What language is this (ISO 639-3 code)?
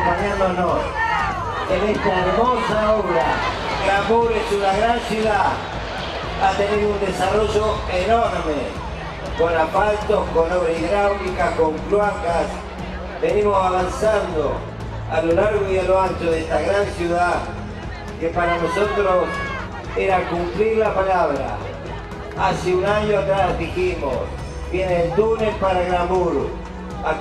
spa